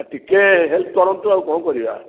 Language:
Odia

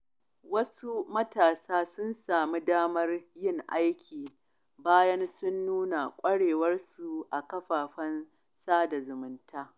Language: Hausa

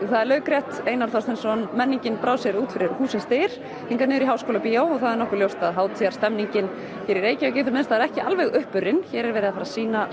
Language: Icelandic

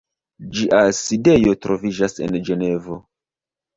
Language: Esperanto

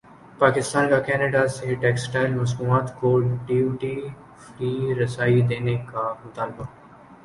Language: Urdu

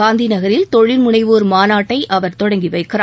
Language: Tamil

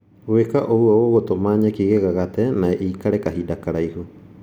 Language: Kikuyu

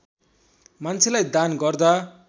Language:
Nepali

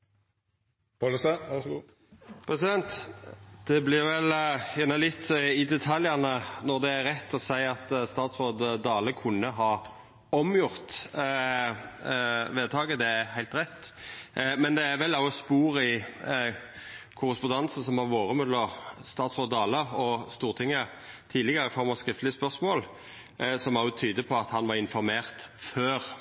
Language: Norwegian Nynorsk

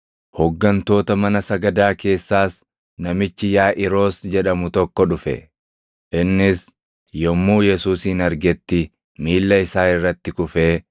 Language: Oromo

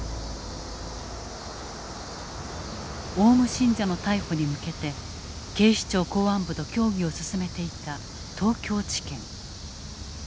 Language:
Japanese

